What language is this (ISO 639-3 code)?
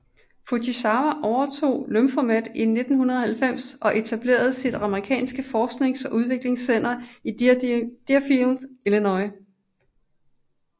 dan